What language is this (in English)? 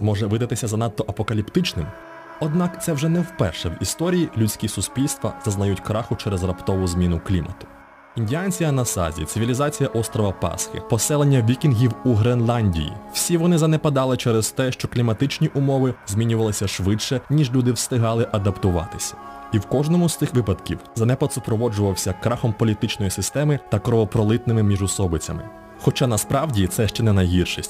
Ukrainian